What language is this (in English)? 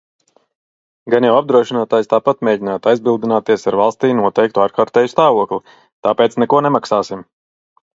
Latvian